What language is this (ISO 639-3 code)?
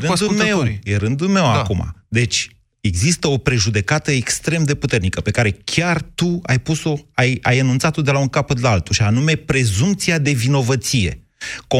ron